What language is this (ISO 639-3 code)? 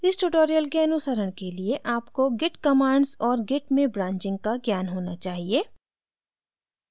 hin